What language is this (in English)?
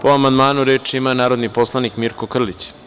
Serbian